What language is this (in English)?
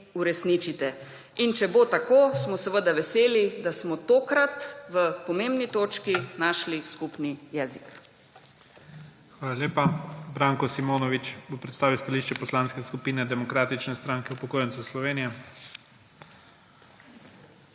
Slovenian